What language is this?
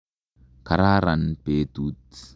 Kalenjin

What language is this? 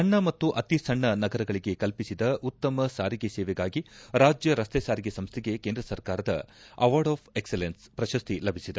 Kannada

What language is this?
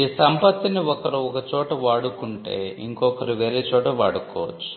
Telugu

